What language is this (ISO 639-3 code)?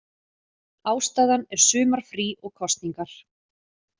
isl